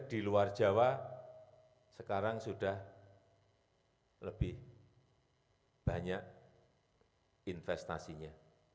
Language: Indonesian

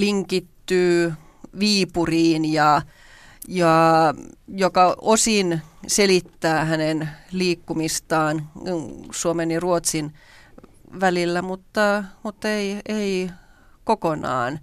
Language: Finnish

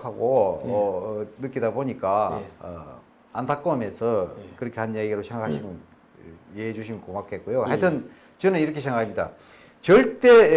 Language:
Korean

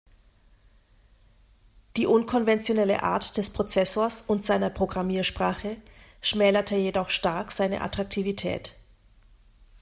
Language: German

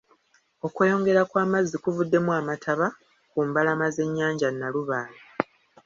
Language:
Ganda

